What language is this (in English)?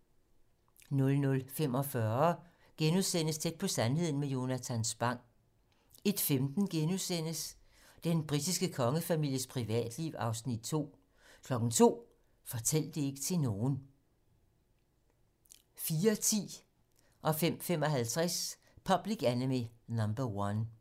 Danish